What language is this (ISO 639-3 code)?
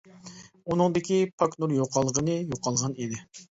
uig